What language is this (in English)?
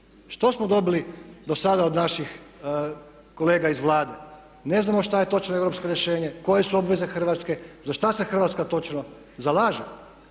Croatian